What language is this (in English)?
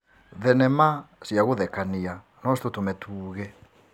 Kikuyu